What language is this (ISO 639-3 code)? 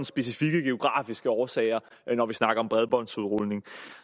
dan